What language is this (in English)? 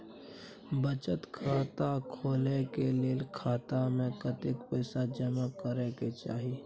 Maithili